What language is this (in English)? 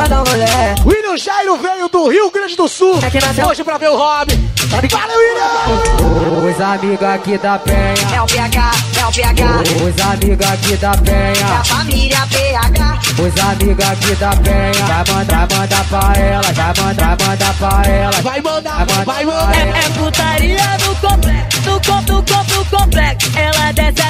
Portuguese